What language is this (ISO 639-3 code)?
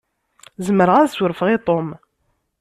kab